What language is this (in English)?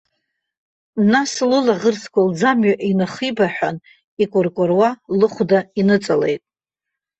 Abkhazian